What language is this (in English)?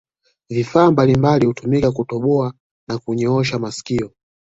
Swahili